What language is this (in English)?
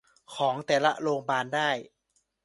Thai